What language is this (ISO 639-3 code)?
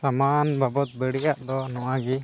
sat